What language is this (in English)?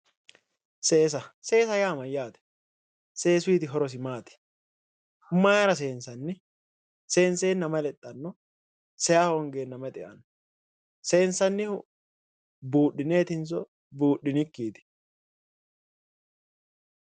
Sidamo